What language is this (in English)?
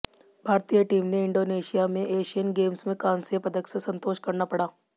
Hindi